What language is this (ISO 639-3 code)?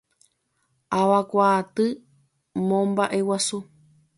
grn